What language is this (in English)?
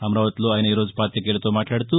Telugu